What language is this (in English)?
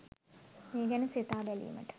Sinhala